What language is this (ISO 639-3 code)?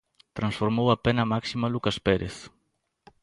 glg